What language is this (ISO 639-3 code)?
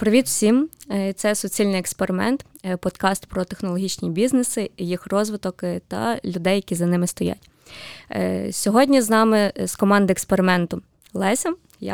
ukr